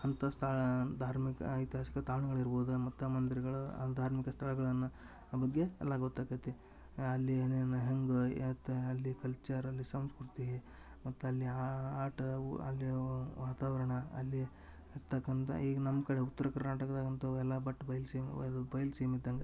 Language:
Kannada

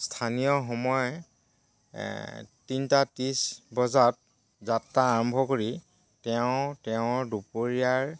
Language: Assamese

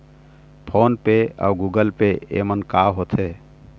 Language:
Chhattisgarhi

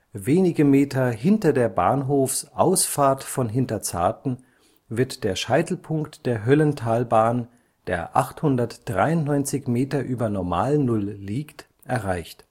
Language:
German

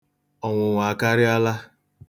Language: Igbo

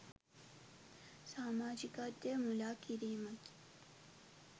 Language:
Sinhala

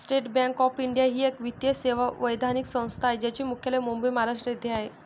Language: Marathi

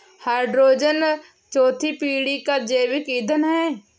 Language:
Hindi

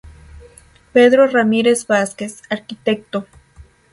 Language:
Spanish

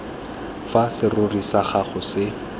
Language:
Tswana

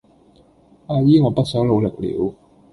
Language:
Cantonese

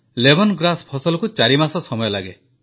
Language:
Odia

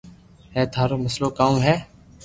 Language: Loarki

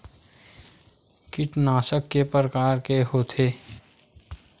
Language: Chhattisgarhi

